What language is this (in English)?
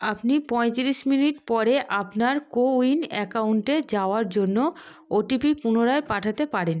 Bangla